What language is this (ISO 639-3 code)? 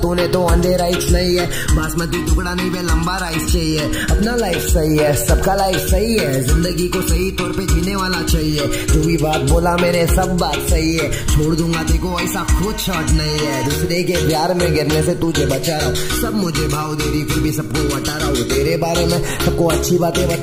hin